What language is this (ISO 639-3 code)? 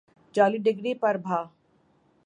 urd